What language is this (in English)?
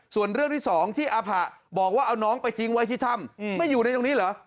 Thai